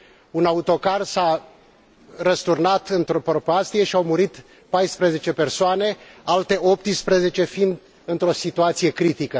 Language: Romanian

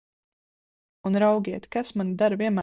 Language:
Latvian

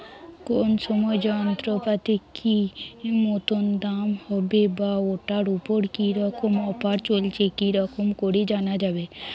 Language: Bangla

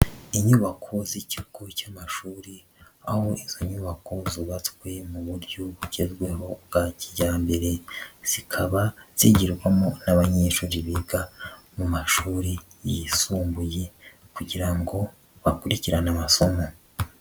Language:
Kinyarwanda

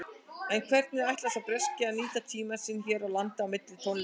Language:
Icelandic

